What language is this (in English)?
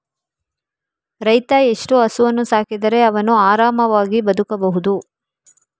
Kannada